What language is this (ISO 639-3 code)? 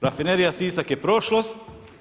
hrv